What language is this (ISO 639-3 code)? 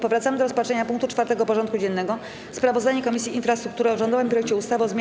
pol